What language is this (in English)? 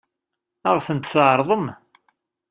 Kabyle